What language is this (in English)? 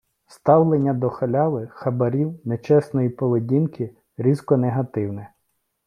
Ukrainian